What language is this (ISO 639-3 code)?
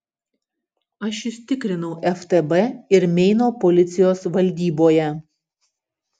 lit